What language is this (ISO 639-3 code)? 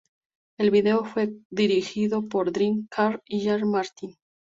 spa